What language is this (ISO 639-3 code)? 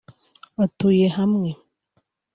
kin